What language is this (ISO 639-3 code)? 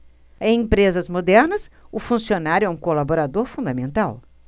por